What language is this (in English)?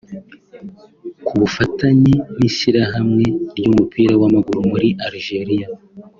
Kinyarwanda